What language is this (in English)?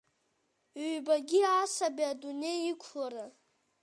Abkhazian